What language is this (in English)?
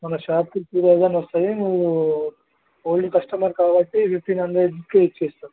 Telugu